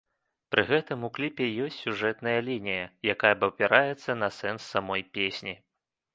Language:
Belarusian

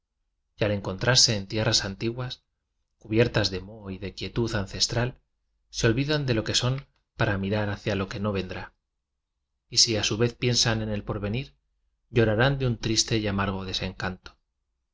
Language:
Spanish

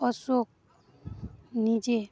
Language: Odia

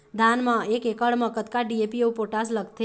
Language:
Chhattisgarhi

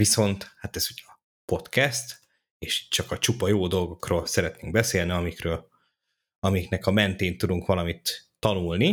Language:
Hungarian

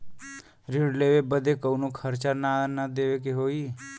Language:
Bhojpuri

